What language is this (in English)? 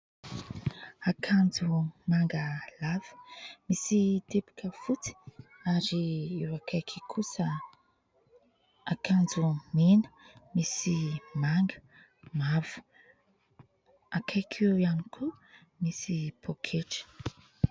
Malagasy